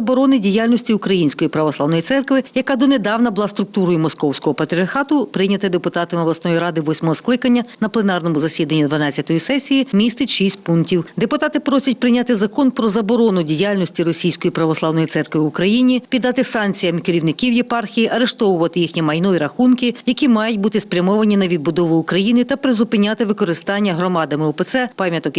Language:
Ukrainian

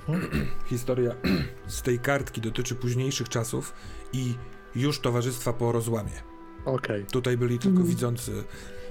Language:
Polish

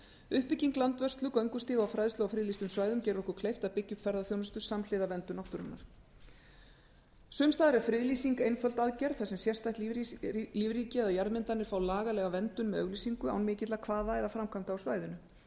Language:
Icelandic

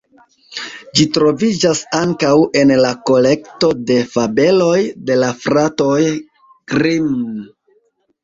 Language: Esperanto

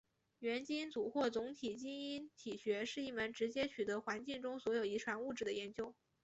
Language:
Chinese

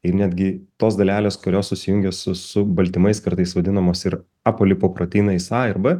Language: Lithuanian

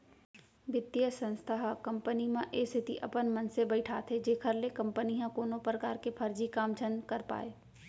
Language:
Chhattisgarhi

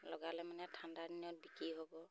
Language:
Assamese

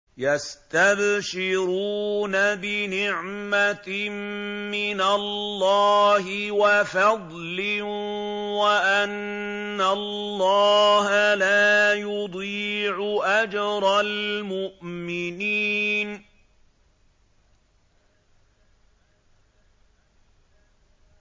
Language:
Arabic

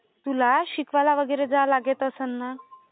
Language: Marathi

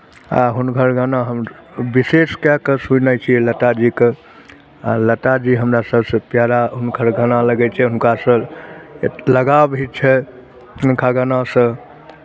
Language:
Maithili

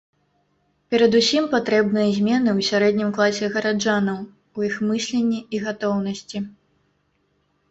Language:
Belarusian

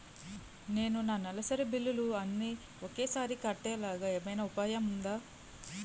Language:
Telugu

